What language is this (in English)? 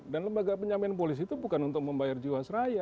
Indonesian